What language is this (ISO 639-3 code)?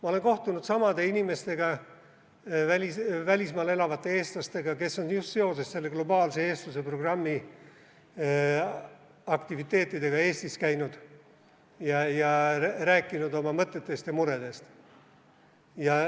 est